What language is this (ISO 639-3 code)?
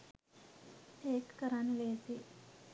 sin